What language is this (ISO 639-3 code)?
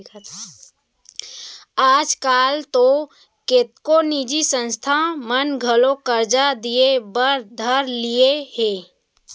hne